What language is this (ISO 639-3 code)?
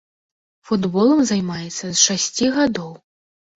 bel